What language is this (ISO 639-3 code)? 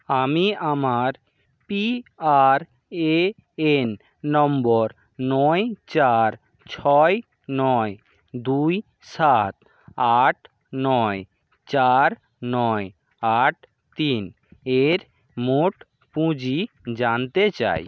ben